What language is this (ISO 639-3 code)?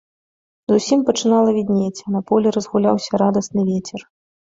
bel